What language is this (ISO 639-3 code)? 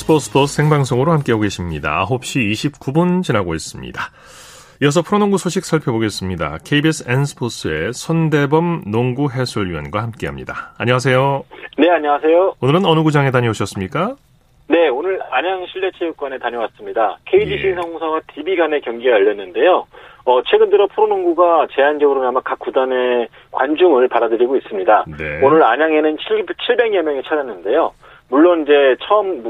kor